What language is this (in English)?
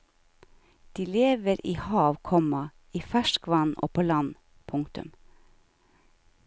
Norwegian